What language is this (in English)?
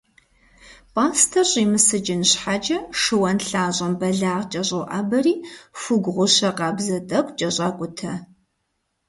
Kabardian